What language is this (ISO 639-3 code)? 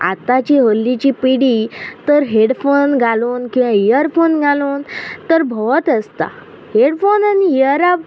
kok